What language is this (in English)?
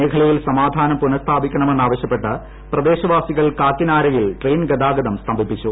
Malayalam